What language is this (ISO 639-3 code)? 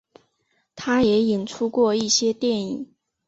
zho